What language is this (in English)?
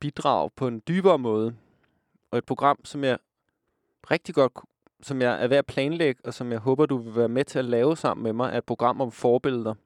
Danish